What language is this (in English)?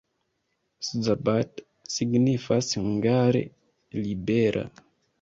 Esperanto